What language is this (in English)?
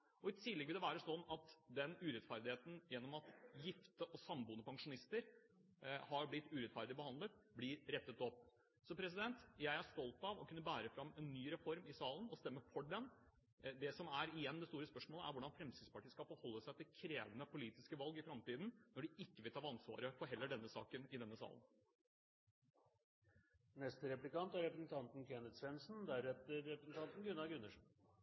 Norwegian Bokmål